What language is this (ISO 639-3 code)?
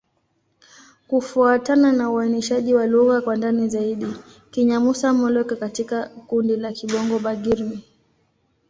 swa